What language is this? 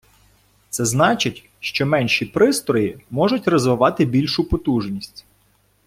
Ukrainian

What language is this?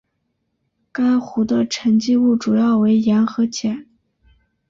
Chinese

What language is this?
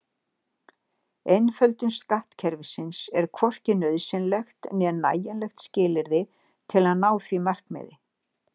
Icelandic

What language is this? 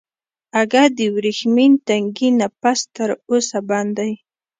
Pashto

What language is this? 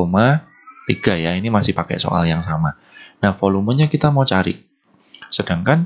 Indonesian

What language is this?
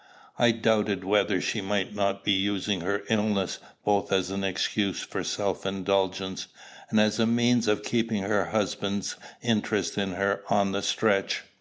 English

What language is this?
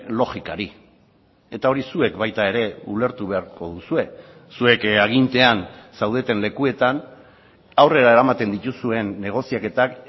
Basque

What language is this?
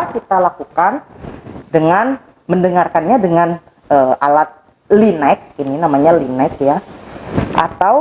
Indonesian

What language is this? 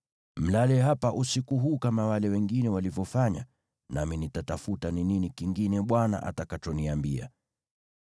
Swahili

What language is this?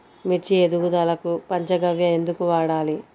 Telugu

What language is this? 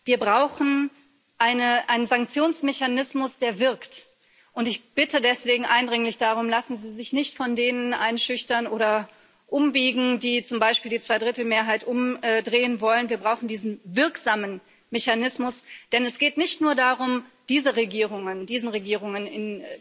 German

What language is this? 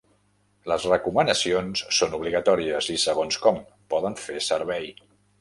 Catalan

